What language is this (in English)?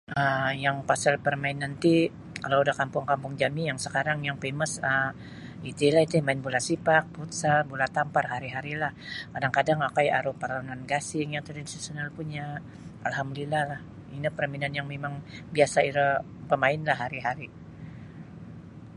Sabah Bisaya